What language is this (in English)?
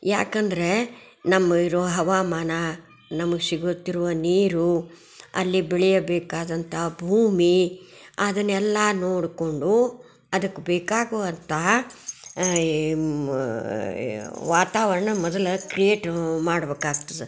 Kannada